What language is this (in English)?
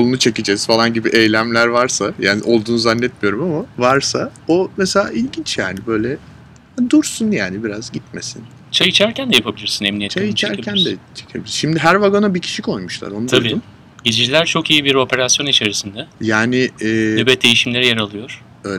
Turkish